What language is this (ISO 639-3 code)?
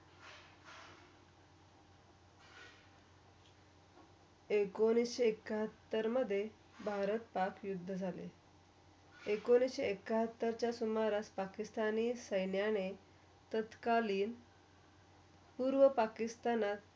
mar